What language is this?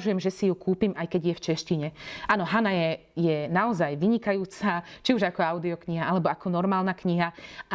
Slovak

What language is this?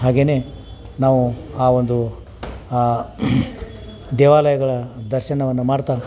Kannada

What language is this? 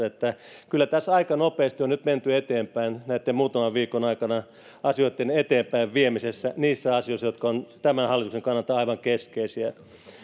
Finnish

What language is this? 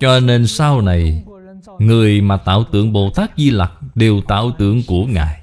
Vietnamese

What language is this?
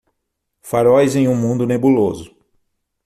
Portuguese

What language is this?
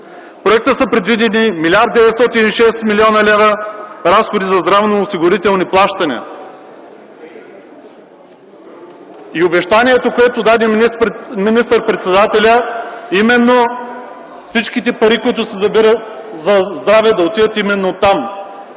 Bulgarian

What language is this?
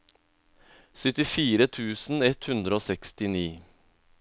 Norwegian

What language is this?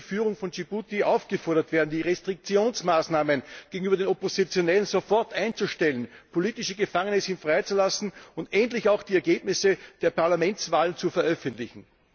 German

